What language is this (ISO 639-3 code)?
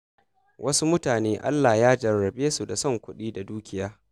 hau